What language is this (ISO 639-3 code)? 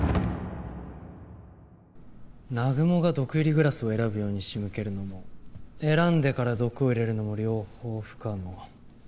jpn